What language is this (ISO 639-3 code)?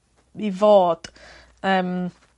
cym